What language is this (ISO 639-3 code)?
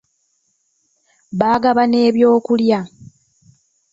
lug